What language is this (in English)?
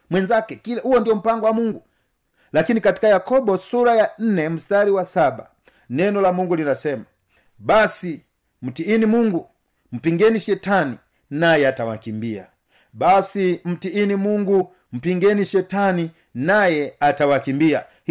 Swahili